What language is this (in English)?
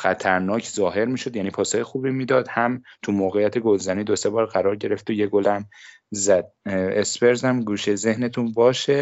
Persian